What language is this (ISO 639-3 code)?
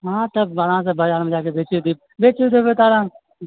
mai